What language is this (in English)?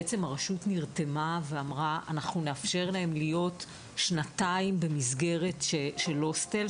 Hebrew